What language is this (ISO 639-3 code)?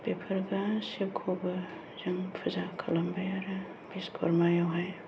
brx